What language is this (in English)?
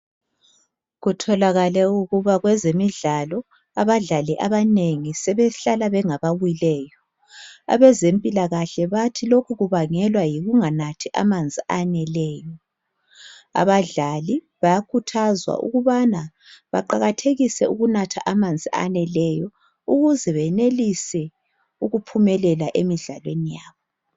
North Ndebele